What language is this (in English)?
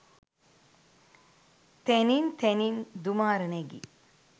Sinhala